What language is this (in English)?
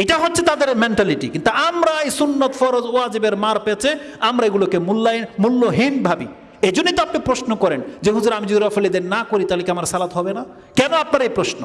Indonesian